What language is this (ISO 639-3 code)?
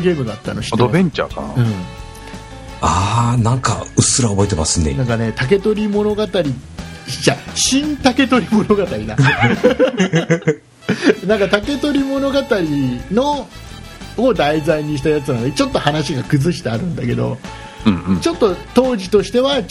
jpn